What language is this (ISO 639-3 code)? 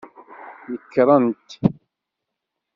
kab